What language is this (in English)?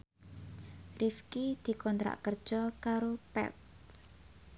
Javanese